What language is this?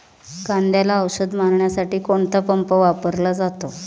Marathi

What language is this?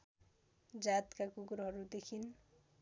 Nepali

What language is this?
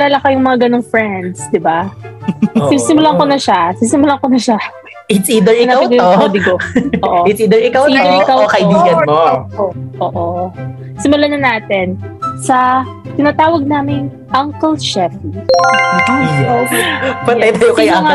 Filipino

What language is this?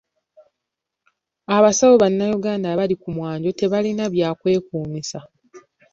Ganda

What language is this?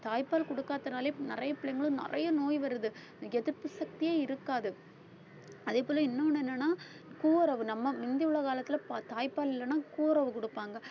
Tamil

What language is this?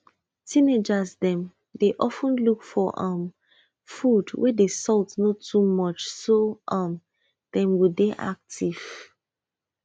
Nigerian Pidgin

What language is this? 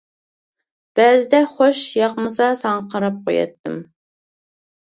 Uyghur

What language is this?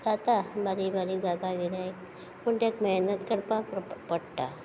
Konkani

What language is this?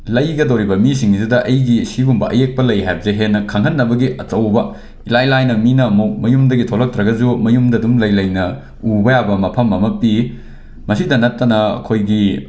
Manipuri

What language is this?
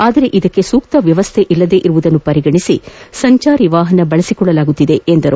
Kannada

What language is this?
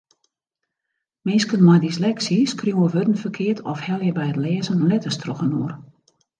Western Frisian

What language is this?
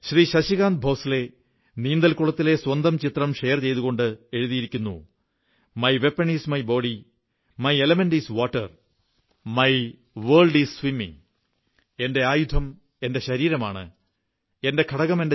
Malayalam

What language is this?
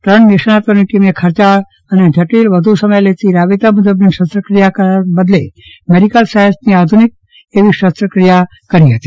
Gujarati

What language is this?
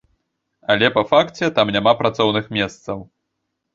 Belarusian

